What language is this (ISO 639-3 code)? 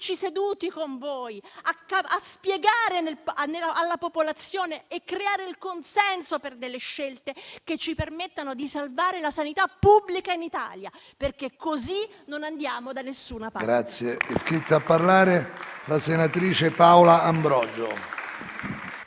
ita